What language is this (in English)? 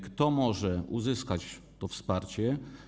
Polish